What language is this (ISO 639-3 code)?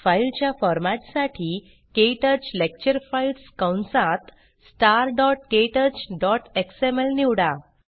mar